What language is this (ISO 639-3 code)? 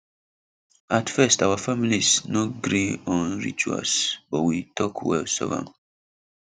pcm